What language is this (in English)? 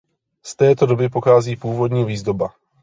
Czech